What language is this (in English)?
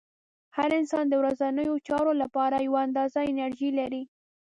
Pashto